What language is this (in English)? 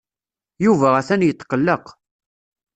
Kabyle